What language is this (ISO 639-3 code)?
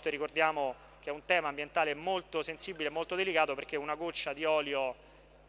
ita